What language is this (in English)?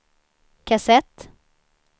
Swedish